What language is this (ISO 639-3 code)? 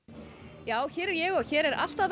isl